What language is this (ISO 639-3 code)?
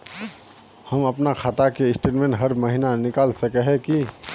mag